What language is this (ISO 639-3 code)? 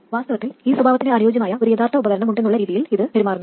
mal